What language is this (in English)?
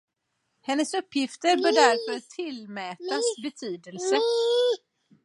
Swedish